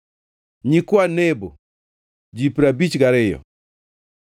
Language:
Luo (Kenya and Tanzania)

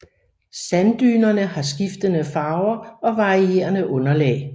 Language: Danish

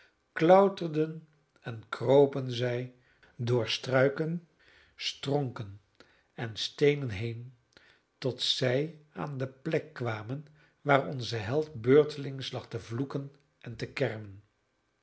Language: Dutch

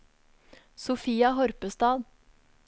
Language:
Norwegian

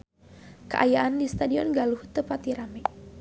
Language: Sundanese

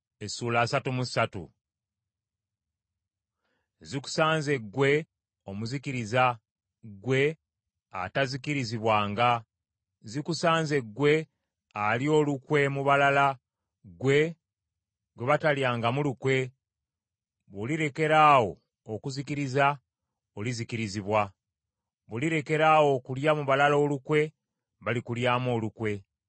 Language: Ganda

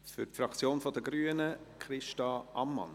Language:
Swiss German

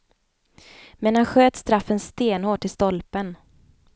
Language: Swedish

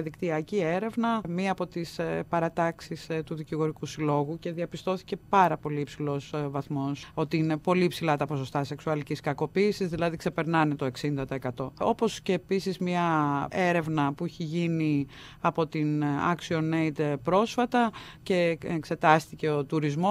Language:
Greek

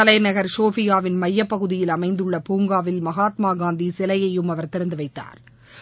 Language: Tamil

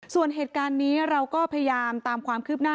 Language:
Thai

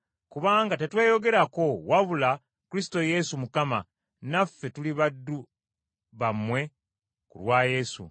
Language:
Ganda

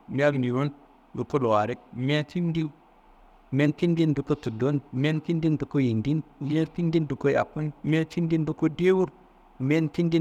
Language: Kanembu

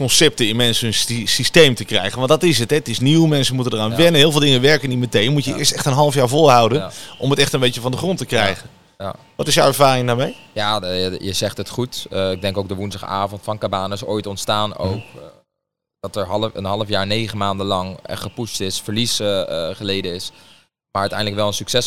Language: Dutch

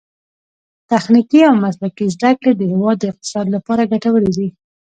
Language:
Pashto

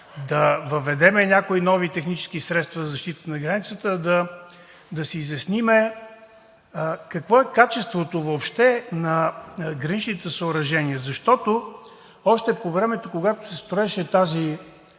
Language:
Bulgarian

